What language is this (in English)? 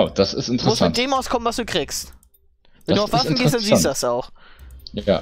German